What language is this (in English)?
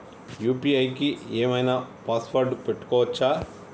Telugu